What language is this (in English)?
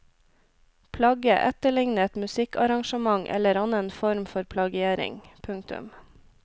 Norwegian